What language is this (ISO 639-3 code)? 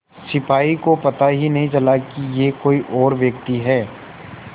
hin